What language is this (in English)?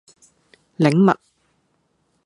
Cantonese